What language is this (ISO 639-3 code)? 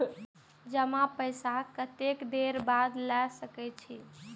mai